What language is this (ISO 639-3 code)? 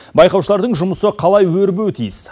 kaz